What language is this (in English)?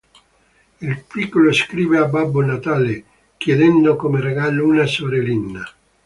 Italian